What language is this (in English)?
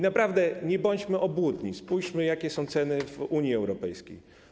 Polish